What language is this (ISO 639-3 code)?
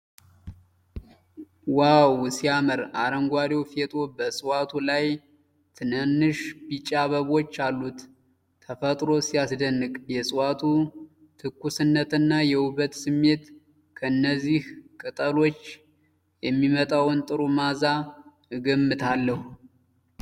amh